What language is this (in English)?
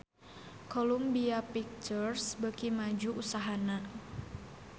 Sundanese